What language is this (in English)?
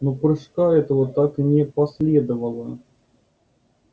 Russian